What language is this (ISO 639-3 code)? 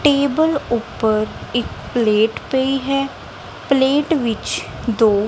pan